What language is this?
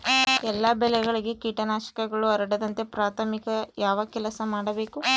Kannada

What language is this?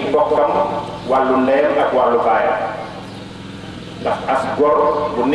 Indonesian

